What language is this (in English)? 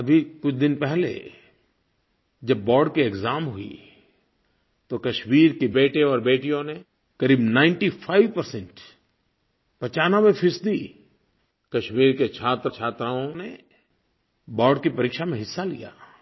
Hindi